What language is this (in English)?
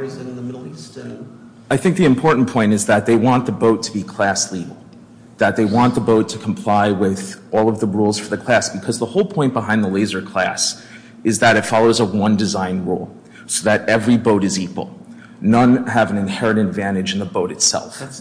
English